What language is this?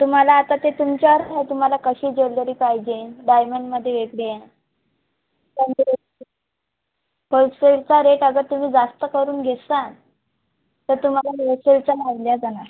Marathi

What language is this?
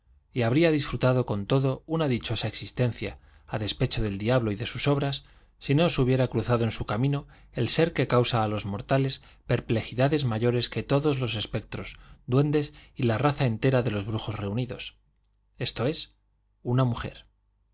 Spanish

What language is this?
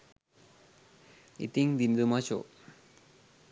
Sinhala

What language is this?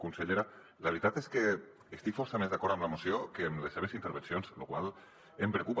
Catalan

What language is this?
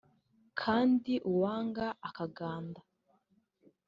Kinyarwanda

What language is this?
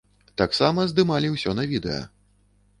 Belarusian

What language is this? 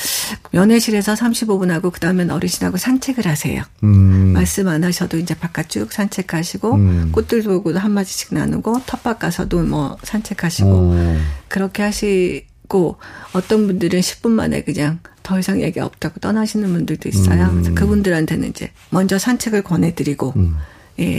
Korean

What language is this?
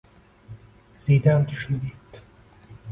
Uzbek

